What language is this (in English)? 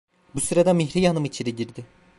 Turkish